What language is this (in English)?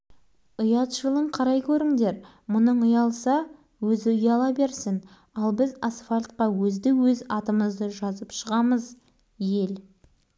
Kazakh